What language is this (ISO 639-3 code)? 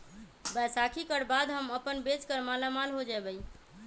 mag